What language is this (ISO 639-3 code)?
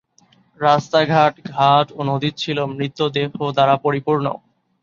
ben